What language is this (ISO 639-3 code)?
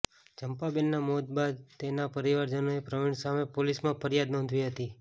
guj